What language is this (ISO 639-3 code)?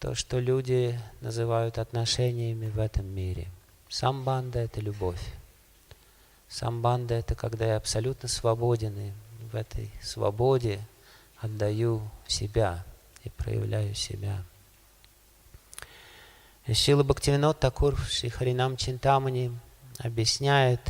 rus